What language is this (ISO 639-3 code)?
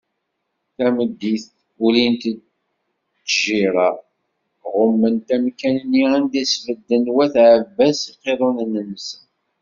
kab